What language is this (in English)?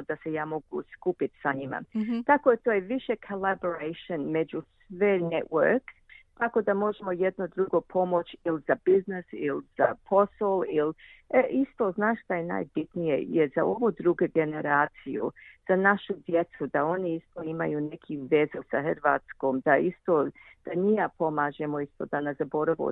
Croatian